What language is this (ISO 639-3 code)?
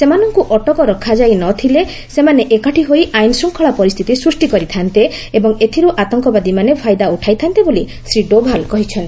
ori